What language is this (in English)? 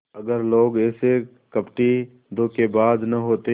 Hindi